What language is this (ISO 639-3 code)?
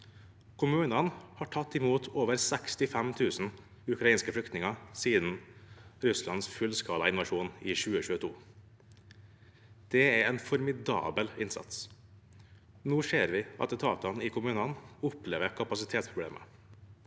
nor